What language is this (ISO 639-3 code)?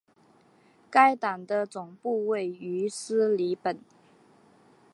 zho